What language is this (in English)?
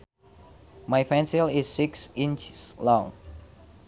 Sundanese